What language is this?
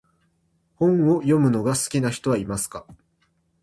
Japanese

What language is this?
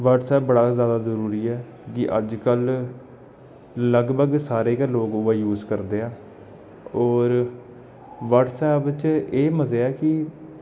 Dogri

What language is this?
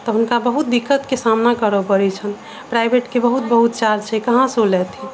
Maithili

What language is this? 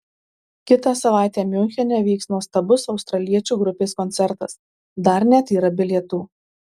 Lithuanian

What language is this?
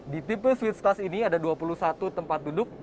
Indonesian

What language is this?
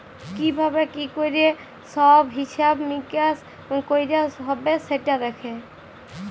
Bangla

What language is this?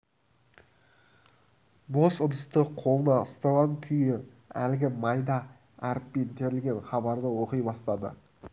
Kazakh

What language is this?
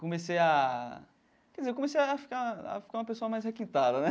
Portuguese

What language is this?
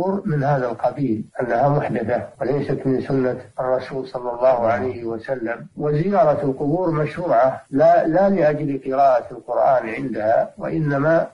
Arabic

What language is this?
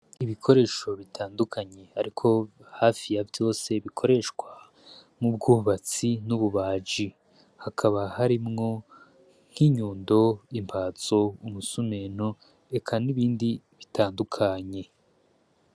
Rundi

